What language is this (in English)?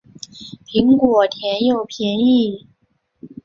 Chinese